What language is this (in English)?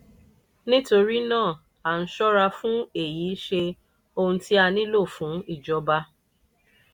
Yoruba